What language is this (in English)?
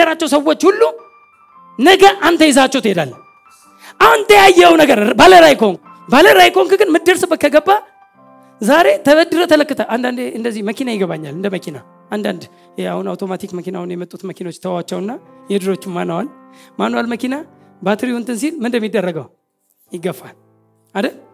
Amharic